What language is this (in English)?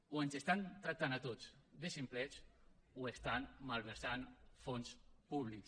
Catalan